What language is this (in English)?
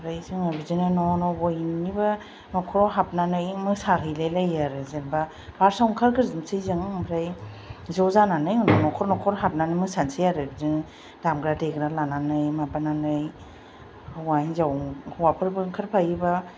Bodo